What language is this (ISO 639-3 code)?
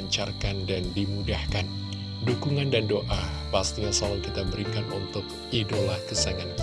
ind